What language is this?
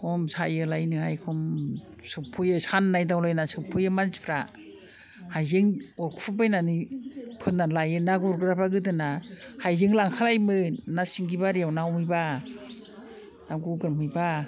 Bodo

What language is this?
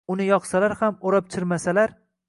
Uzbek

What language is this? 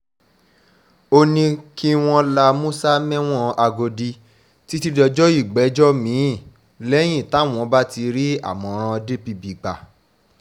Yoruba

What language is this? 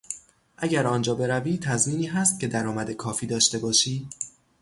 Persian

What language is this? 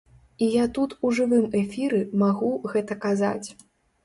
Belarusian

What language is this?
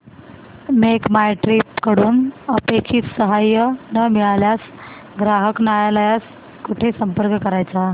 Marathi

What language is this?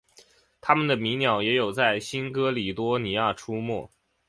Chinese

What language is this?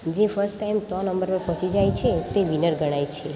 Gujarati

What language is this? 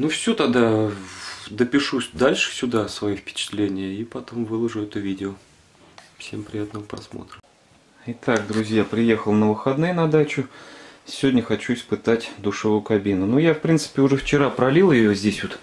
Russian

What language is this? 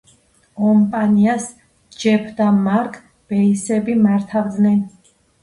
Georgian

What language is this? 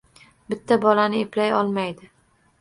Uzbek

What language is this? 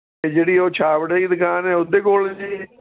Punjabi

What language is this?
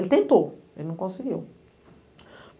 Portuguese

